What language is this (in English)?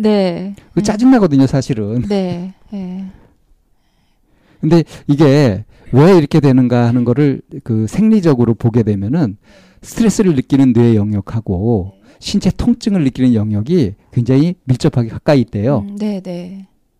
Korean